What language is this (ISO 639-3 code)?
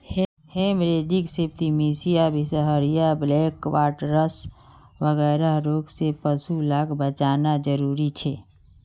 mag